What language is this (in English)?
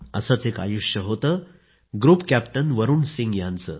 Marathi